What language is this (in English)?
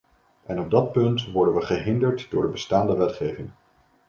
Dutch